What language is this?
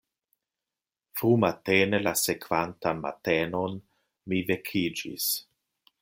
Esperanto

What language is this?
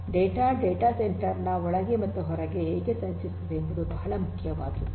Kannada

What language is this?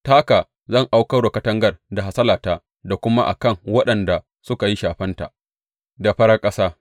Hausa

